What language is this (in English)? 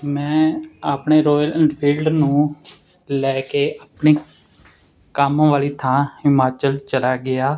Punjabi